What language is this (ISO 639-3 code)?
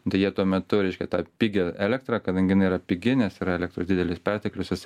lit